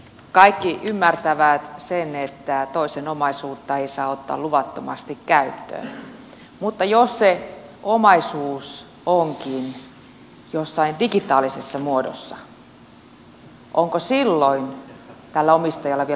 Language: Finnish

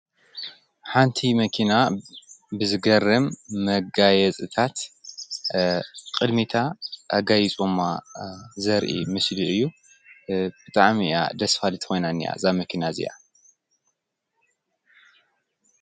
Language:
Tigrinya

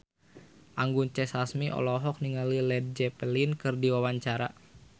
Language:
Sundanese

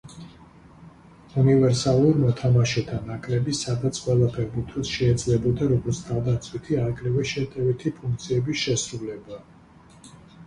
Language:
Georgian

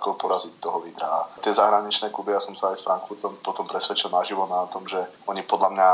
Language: Slovak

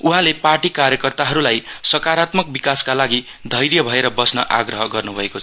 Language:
Nepali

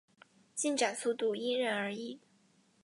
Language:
Chinese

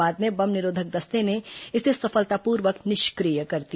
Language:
Hindi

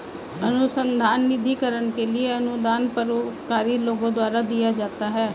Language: Hindi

